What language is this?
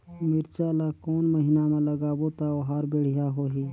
Chhattisgarhi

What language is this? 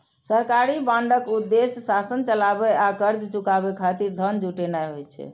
Maithili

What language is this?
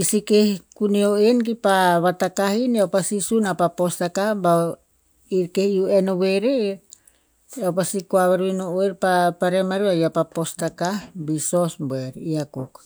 Tinputz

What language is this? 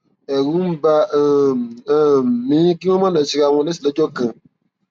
Yoruba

